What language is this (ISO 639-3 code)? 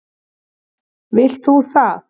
isl